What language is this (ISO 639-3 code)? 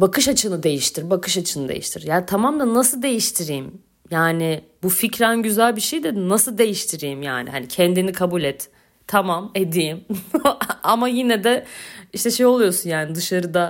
tur